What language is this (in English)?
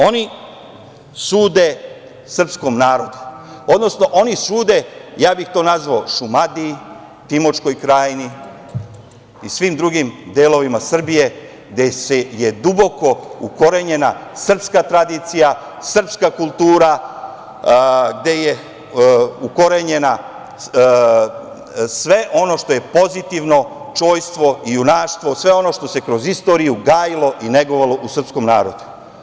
Serbian